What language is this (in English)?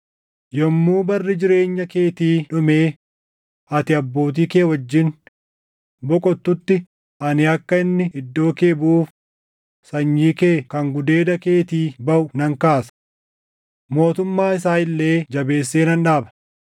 Oromo